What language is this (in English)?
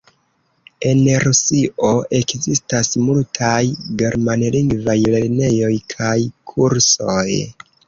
Esperanto